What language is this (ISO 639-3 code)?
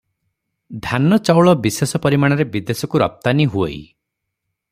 ori